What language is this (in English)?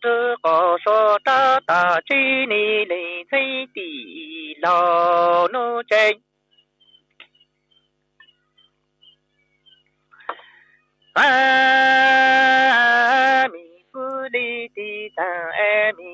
Vietnamese